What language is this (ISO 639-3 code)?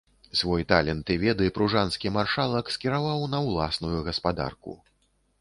bel